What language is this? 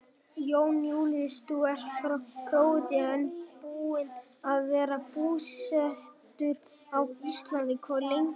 Icelandic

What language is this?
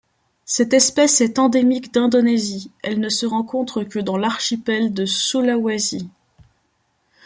French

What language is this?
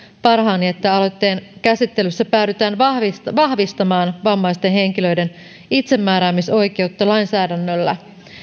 Finnish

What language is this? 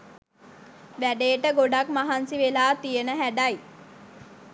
Sinhala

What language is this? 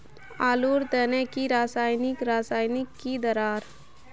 Magahi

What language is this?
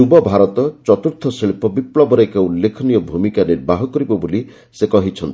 Odia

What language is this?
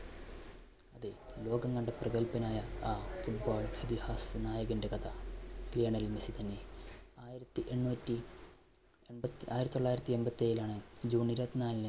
Malayalam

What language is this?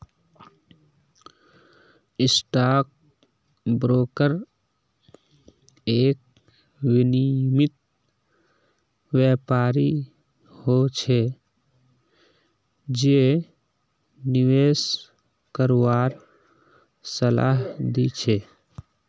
Magahi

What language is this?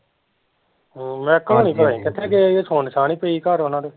Punjabi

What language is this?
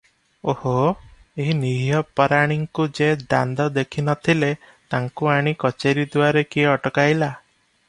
Odia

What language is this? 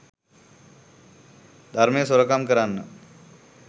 Sinhala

